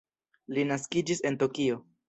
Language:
Esperanto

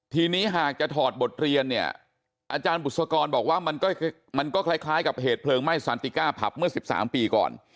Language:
Thai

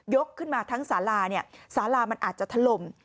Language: Thai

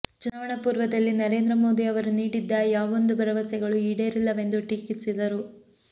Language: Kannada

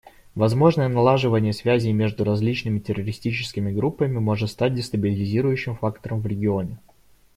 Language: Russian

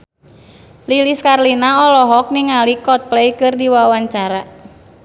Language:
Sundanese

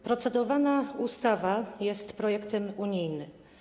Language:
Polish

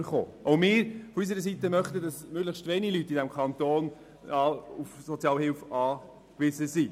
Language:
Swiss German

